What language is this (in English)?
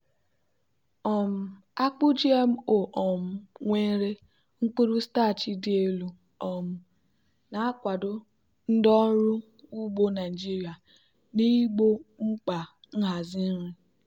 Igbo